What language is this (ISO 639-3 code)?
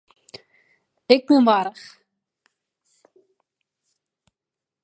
fry